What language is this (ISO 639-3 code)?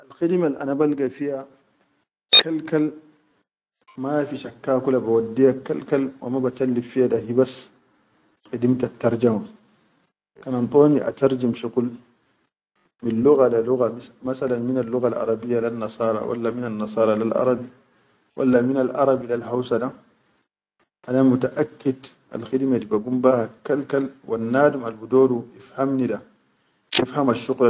shu